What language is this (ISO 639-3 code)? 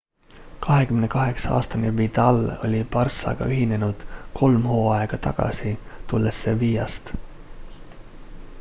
est